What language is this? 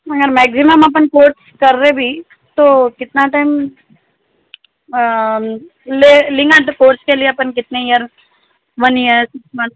Urdu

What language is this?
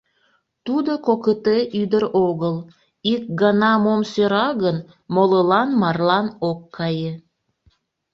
Mari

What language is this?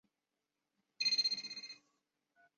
Chinese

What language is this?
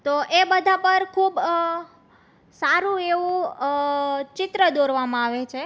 Gujarati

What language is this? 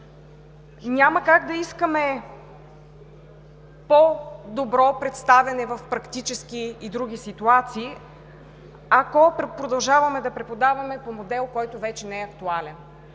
Bulgarian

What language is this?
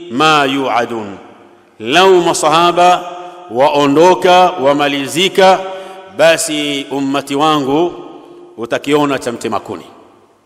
Arabic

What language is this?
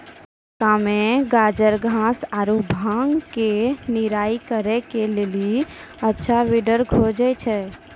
Maithili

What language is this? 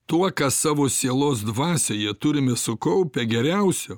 Lithuanian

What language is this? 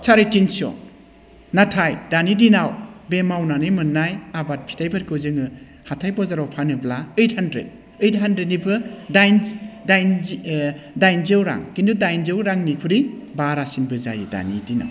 Bodo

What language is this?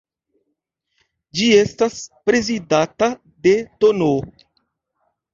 Esperanto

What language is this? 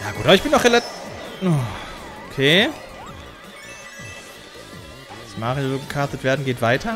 German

